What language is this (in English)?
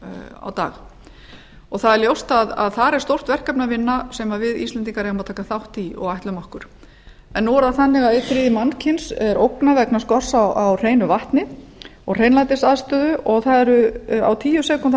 Icelandic